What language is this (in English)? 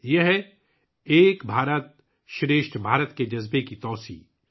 Urdu